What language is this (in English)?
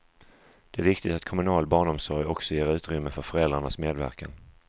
Swedish